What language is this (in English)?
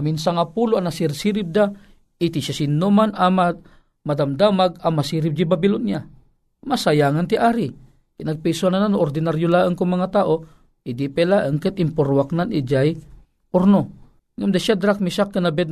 Filipino